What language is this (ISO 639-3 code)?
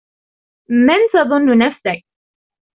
ara